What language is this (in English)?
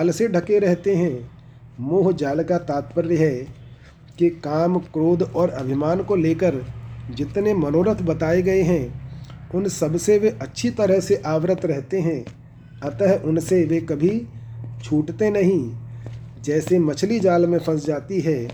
Hindi